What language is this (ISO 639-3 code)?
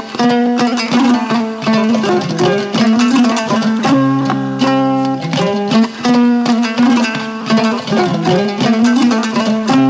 ful